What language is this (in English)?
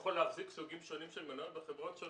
Hebrew